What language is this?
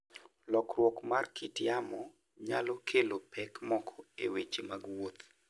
Luo (Kenya and Tanzania)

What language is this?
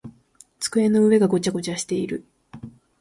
Japanese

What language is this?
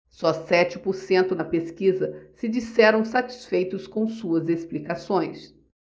Portuguese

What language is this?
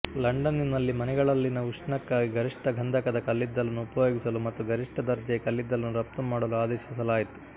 Kannada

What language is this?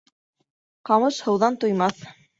Bashkir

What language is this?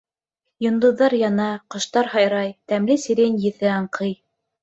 Bashkir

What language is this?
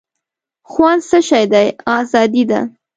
Pashto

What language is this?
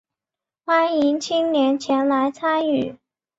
Chinese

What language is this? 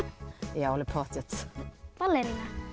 Icelandic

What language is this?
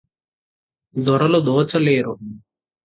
Telugu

